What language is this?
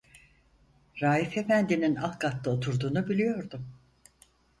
Turkish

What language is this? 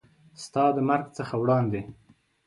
Pashto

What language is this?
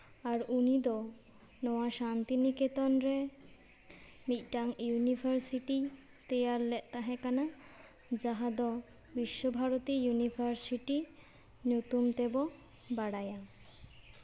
Santali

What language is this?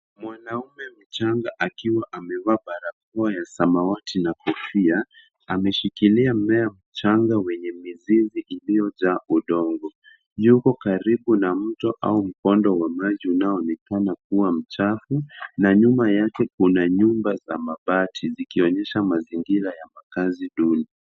Swahili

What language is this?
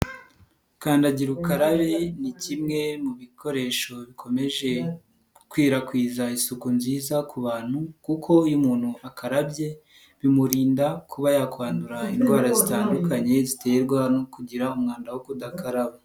Kinyarwanda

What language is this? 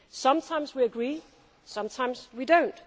English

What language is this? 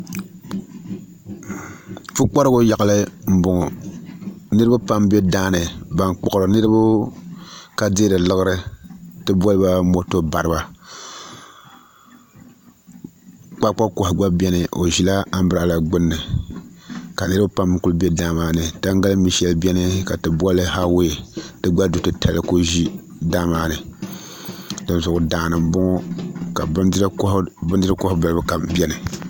Dagbani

